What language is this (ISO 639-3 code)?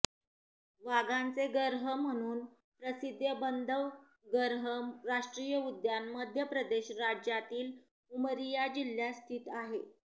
mar